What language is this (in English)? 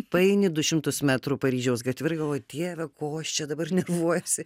Lithuanian